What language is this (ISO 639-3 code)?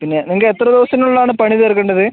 mal